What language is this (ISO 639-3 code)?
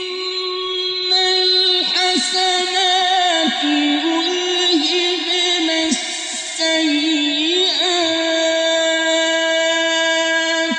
ara